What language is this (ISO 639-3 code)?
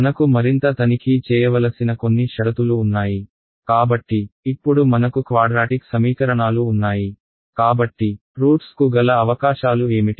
tel